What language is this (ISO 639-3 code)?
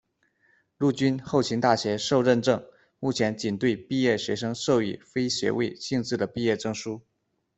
zho